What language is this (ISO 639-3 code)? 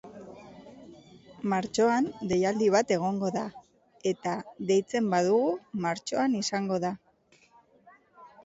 eus